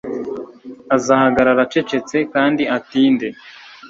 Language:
Kinyarwanda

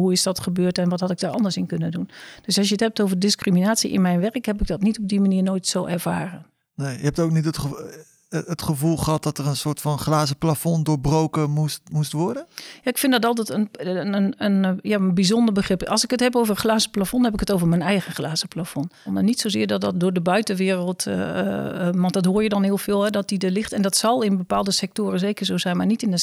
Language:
Dutch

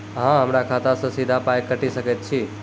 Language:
Maithili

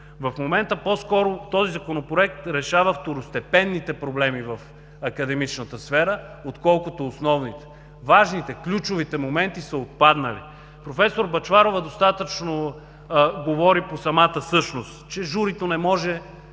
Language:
Bulgarian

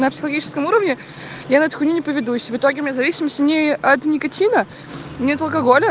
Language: Russian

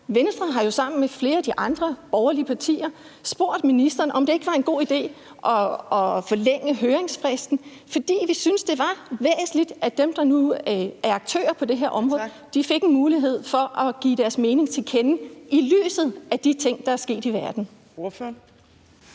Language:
Danish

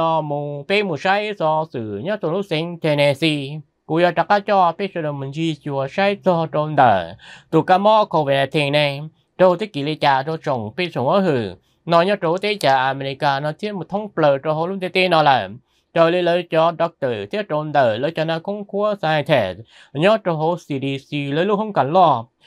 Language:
Vietnamese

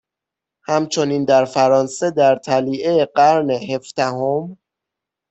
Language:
Persian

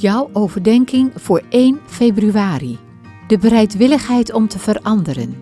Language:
Dutch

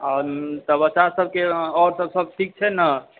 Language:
Maithili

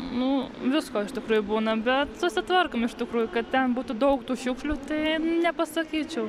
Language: Lithuanian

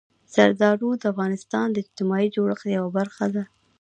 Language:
Pashto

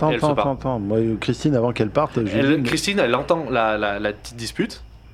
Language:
French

